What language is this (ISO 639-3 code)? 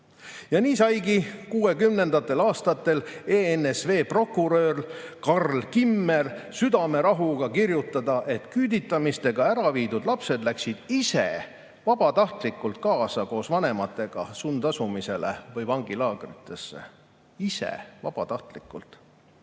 est